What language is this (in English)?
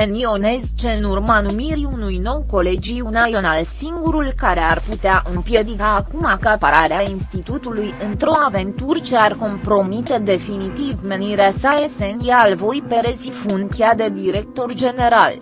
Romanian